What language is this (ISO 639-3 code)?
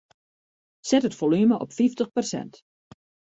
fry